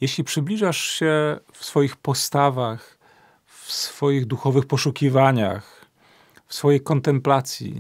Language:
Polish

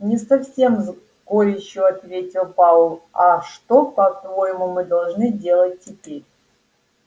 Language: Russian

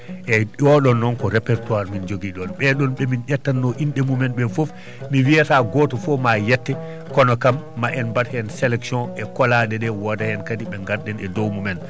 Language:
Fula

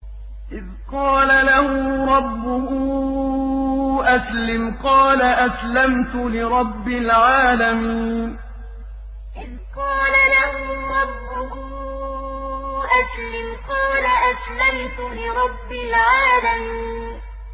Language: Arabic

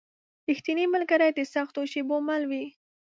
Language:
Pashto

